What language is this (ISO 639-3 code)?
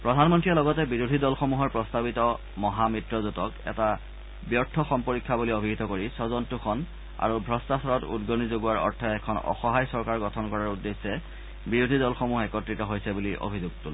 asm